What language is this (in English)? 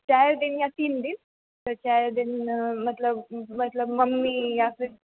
Maithili